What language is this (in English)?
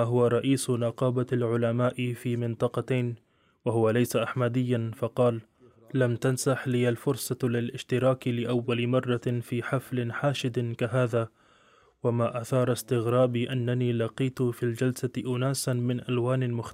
Arabic